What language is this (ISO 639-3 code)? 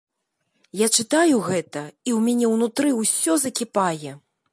bel